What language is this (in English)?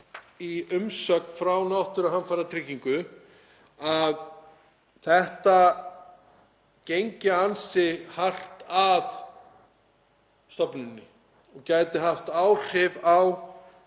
Icelandic